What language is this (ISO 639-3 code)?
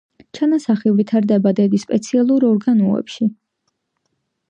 kat